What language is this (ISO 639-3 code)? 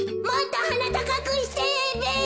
jpn